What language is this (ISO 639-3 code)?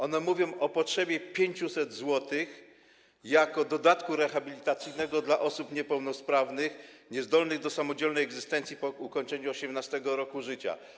pol